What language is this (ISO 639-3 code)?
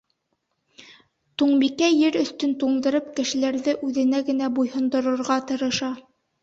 bak